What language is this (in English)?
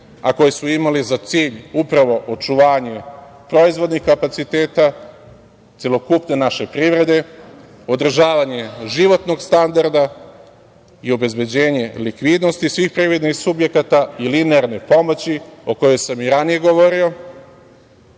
Serbian